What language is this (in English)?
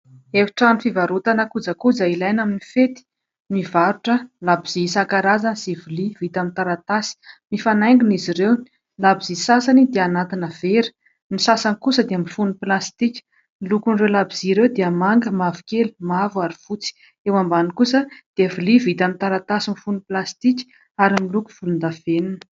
Malagasy